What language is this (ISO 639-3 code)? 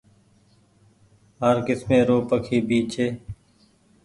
gig